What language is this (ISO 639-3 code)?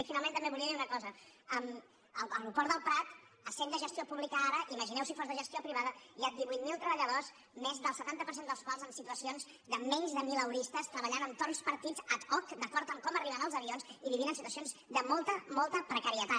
cat